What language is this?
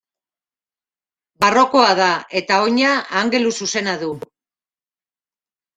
Basque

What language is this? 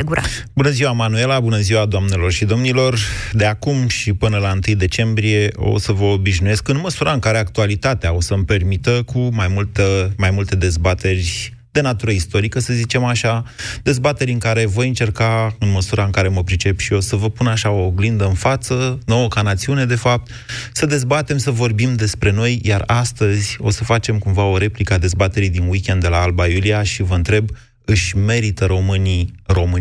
Romanian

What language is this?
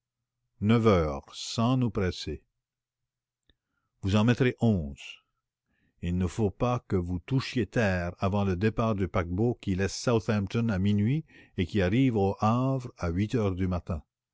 French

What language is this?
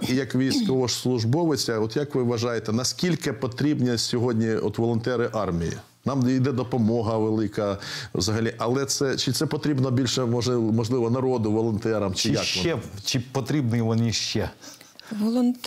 Ukrainian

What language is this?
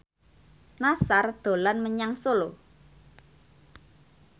Javanese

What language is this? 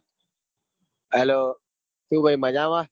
Gujarati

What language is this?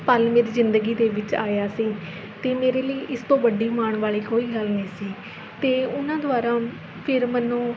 Punjabi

